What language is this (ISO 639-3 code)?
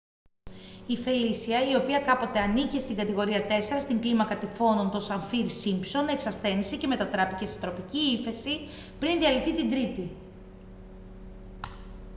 ell